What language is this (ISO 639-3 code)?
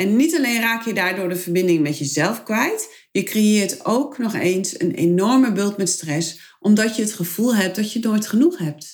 nld